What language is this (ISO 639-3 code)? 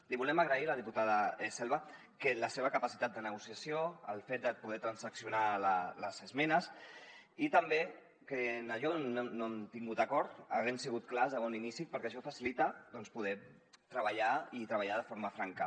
cat